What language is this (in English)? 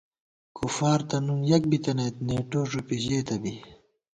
Gawar-Bati